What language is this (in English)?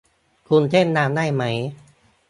Thai